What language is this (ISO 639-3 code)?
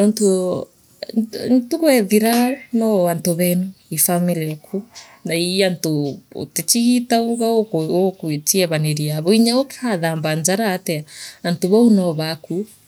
mer